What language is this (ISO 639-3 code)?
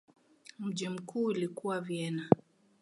swa